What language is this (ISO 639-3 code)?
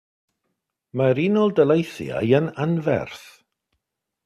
cym